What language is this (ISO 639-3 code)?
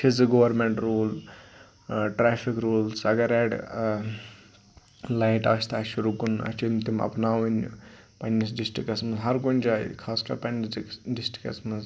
kas